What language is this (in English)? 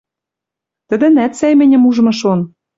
Western Mari